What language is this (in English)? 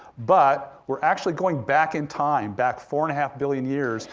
English